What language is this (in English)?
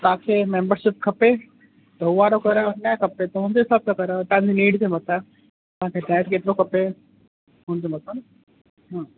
Sindhi